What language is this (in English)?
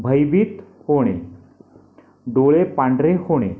Marathi